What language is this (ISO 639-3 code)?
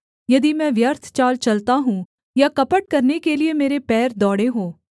hin